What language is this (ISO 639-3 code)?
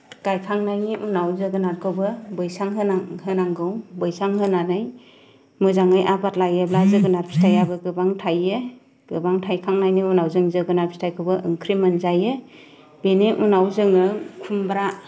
brx